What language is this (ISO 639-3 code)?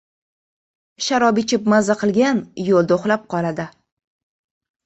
uzb